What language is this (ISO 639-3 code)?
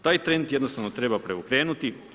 hrv